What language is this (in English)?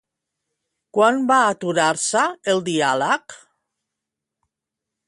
Catalan